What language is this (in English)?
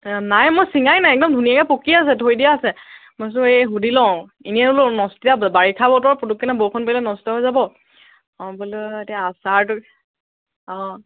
Assamese